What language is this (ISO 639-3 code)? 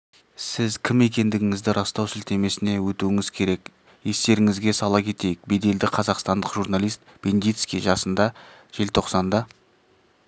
kaz